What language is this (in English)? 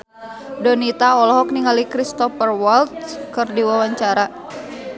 Sundanese